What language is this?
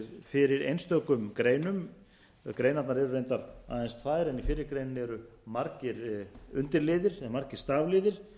Icelandic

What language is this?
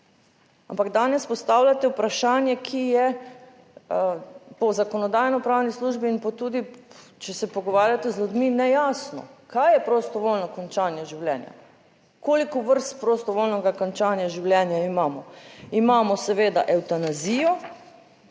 Slovenian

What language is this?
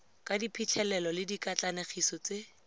Tswana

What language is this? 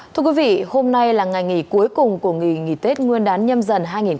Vietnamese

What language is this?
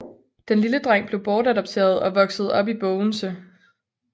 Danish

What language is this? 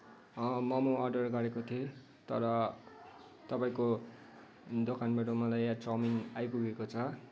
Nepali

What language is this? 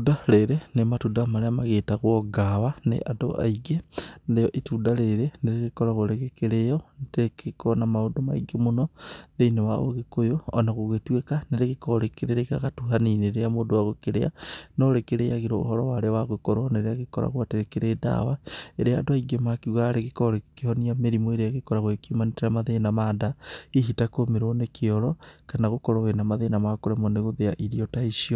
Kikuyu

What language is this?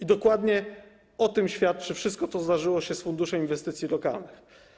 Polish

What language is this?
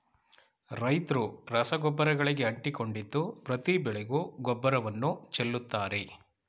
Kannada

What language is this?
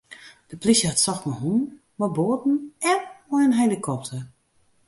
Western Frisian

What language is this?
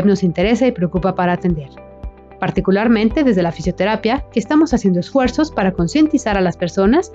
Spanish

